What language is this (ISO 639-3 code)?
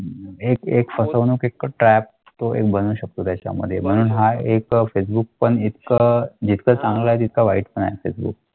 mar